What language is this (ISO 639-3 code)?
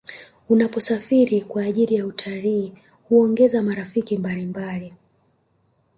swa